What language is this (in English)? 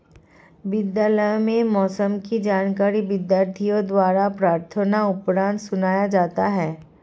Hindi